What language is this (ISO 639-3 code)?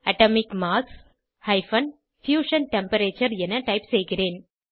tam